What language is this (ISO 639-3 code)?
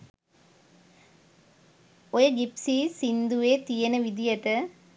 sin